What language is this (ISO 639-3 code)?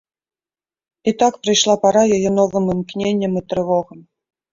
bel